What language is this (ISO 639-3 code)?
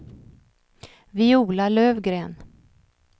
swe